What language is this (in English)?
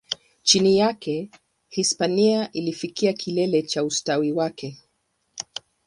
Swahili